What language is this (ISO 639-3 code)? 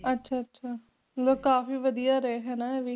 pan